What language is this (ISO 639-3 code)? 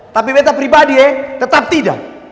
ind